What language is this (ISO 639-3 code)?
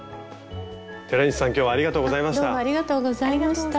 jpn